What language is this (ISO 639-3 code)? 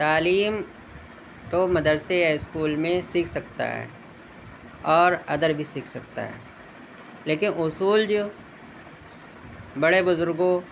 urd